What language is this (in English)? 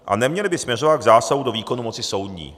Czech